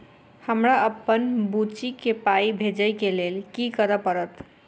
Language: Maithili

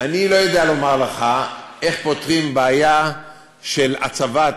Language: Hebrew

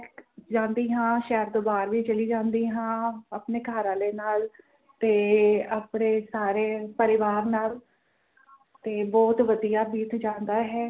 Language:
Punjabi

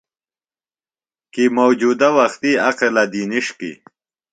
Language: Phalura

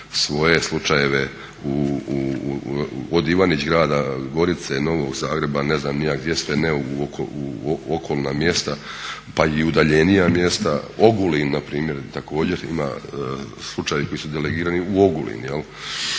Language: Croatian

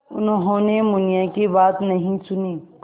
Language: Hindi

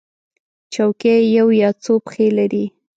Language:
Pashto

